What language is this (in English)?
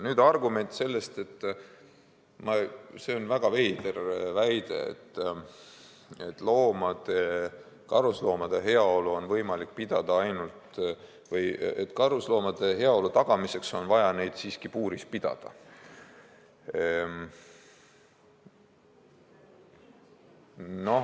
Estonian